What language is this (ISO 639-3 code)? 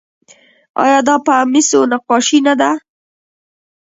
pus